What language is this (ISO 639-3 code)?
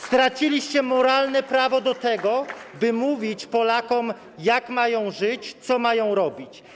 pol